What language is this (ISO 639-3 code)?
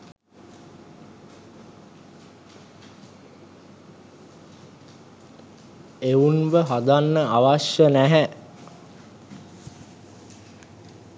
sin